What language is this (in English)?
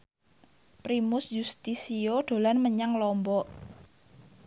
Javanese